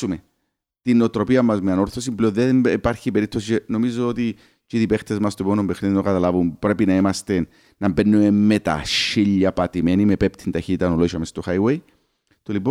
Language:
Greek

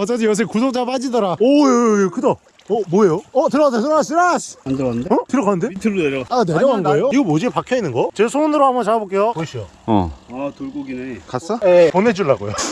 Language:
Korean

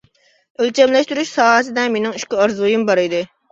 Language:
Uyghur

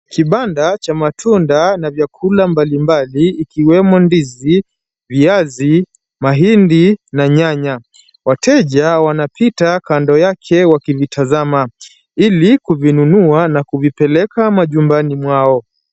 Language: Swahili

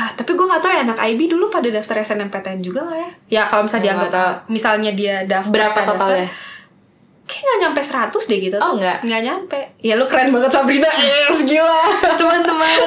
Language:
Indonesian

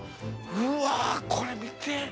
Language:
Japanese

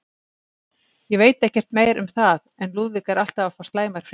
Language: Icelandic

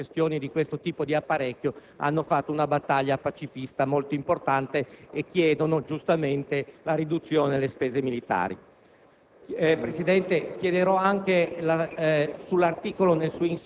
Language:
Italian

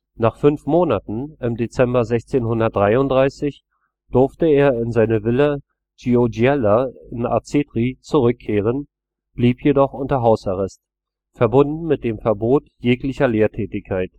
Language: German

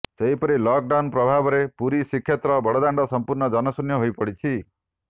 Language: Odia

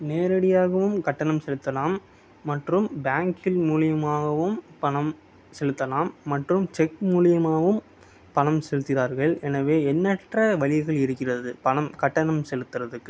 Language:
Tamil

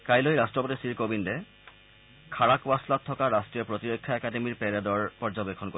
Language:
Assamese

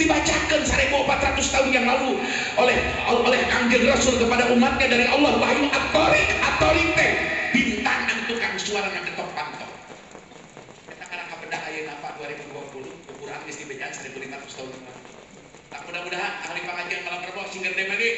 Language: Indonesian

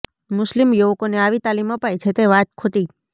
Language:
Gujarati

